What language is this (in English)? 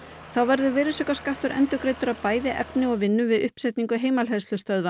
Icelandic